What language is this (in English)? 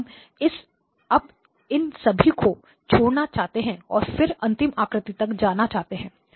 Hindi